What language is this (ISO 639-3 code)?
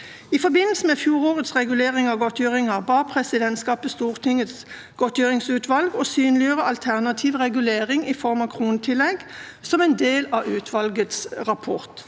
nor